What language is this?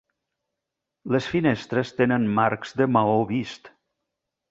Catalan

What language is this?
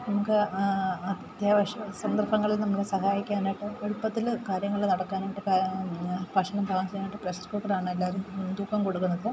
Malayalam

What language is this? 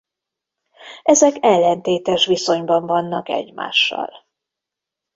Hungarian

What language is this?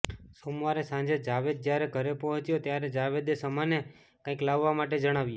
Gujarati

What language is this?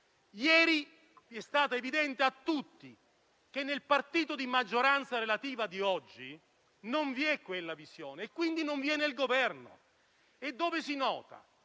Italian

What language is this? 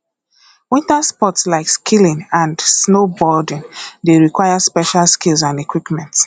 Nigerian Pidgin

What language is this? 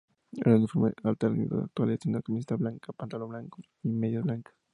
Spanish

